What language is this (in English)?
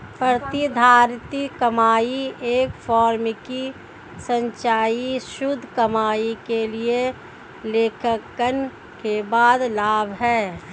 Hindi